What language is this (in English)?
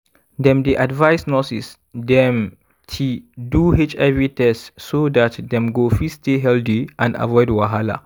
Nigerian Pidgin